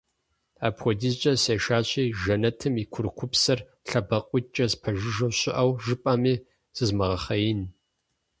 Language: Kabardian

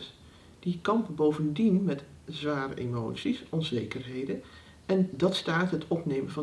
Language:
Dutch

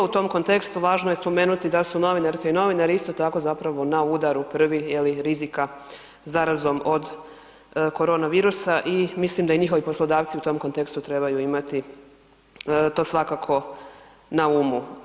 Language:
Croatian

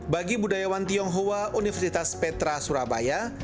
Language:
Indonesian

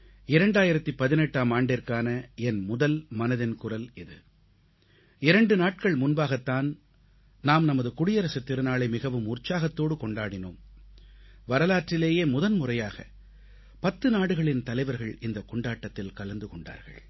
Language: Tamil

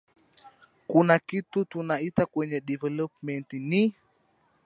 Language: Swahili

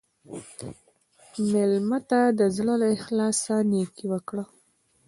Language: Pashto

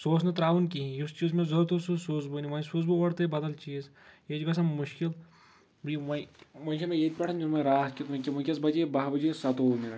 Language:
Kashmiri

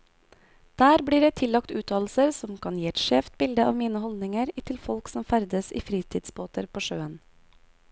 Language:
Norwegian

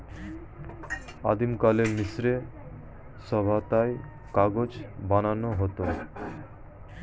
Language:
Bangla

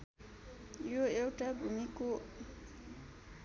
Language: Nepali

